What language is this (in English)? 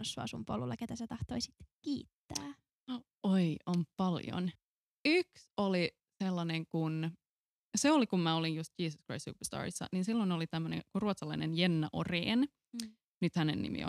Finnish